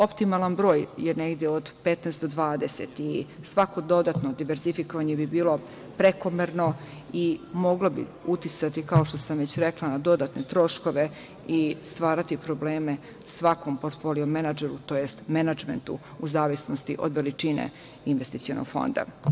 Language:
Serbian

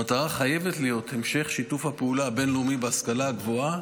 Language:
Hebrew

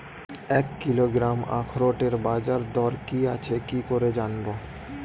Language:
Bangla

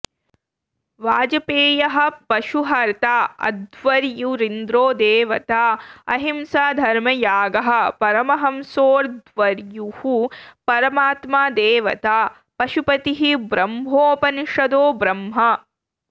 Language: Sanskrit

